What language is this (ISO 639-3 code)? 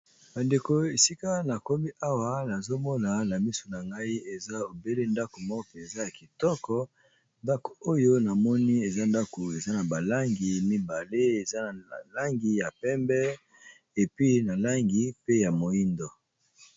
lin